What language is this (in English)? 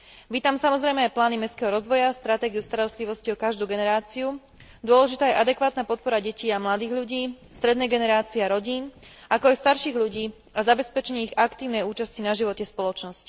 Slovak